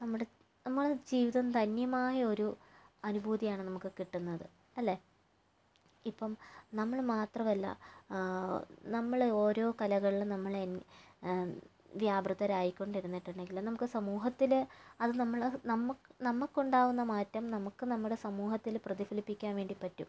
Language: Malayalam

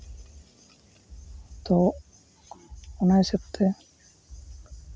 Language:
Santali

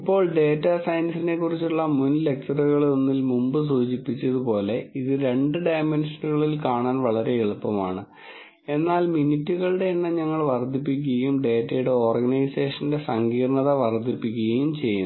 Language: Malayalam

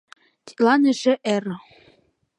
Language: Mari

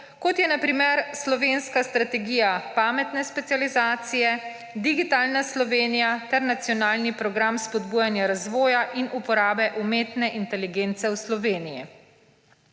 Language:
Slovenian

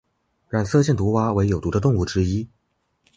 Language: Chinese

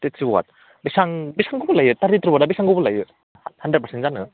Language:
Bodo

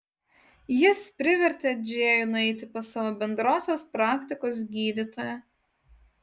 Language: Lithuanian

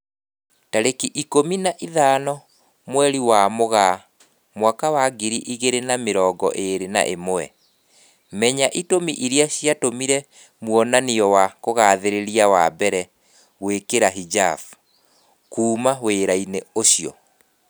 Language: Kikuyu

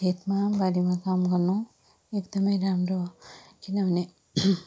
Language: Nepali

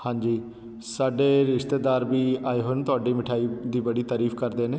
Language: Punjabi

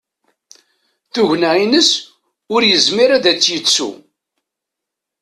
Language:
Kabyle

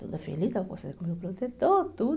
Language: Portuguese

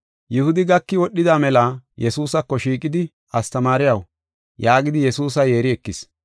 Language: Gofa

